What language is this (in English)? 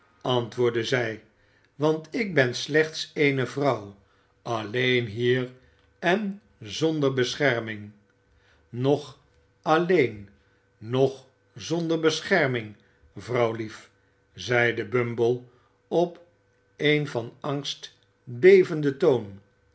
Dutch